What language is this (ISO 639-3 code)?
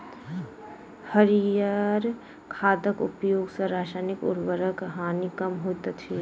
mai